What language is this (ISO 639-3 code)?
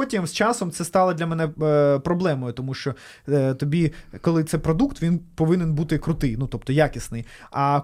ukr